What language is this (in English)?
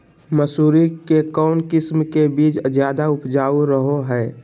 Magahi